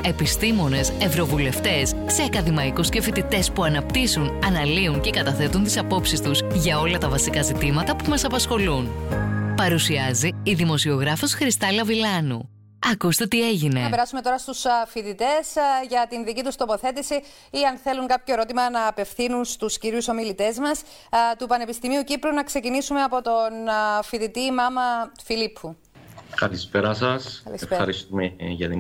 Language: Greek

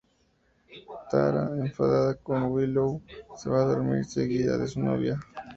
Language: Spanish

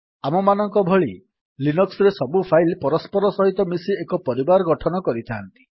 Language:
Odia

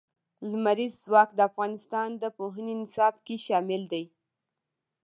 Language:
Pashto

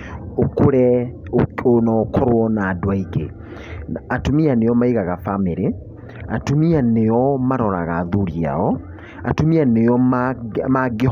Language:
Kikuyu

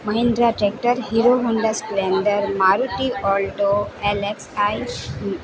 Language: Gujarati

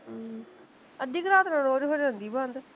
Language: Punjabi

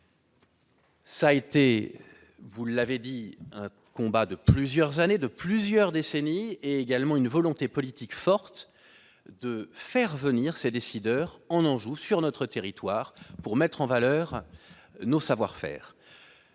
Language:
French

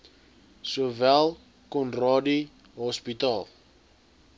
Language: Afrikaans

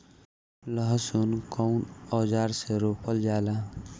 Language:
Bhojpuri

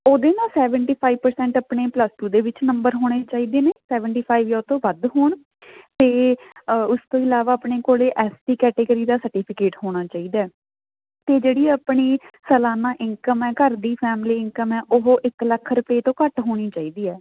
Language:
Punjabi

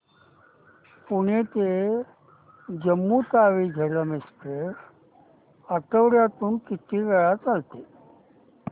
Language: Marathi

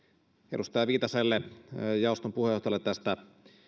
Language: Finnish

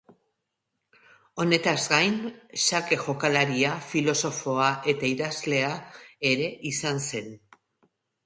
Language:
Basque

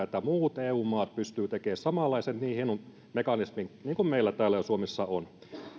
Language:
Finnish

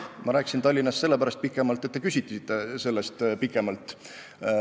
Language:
Estonian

